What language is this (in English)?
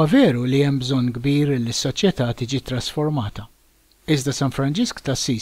Arabic